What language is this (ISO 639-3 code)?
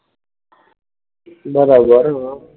guj